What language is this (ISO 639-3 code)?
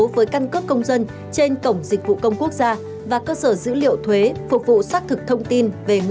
vie